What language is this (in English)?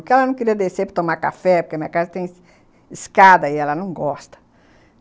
Portuguese